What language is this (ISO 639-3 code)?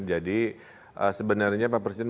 ind